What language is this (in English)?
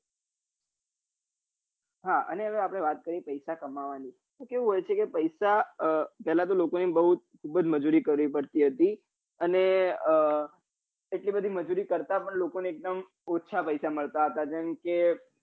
Gujarati